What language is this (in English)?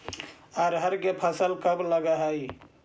Magahi